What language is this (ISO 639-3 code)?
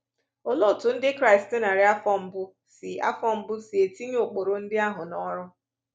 ibo